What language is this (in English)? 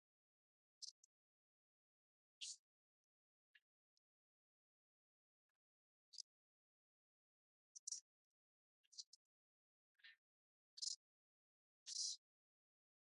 Latvian